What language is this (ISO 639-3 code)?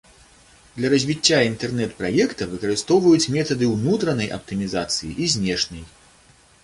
bel